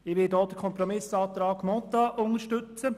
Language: Swiss German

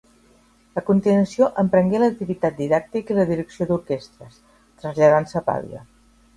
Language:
Catalan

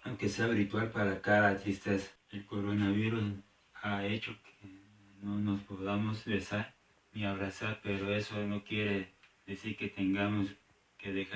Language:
Spanish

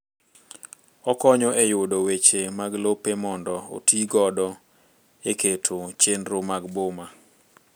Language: Luo (Kenya and Tanzania)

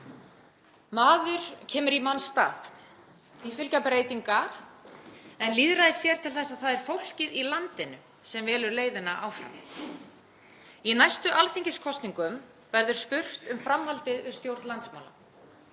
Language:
Icelandic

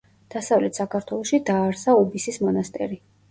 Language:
Georgian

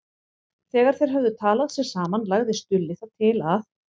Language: Icelandic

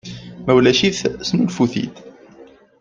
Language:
Kabyle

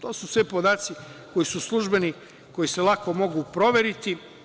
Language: Serbian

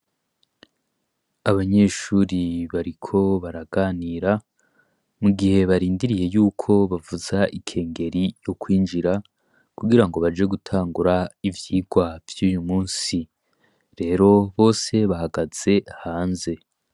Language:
Rundi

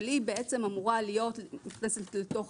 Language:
Hebrew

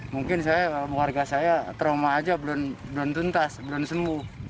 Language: Indonesian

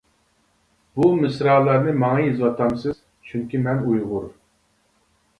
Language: Uyghur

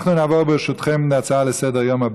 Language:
Hebrew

